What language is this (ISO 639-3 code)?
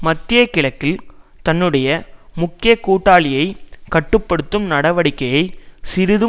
tam